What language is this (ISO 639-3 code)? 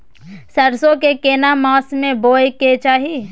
mai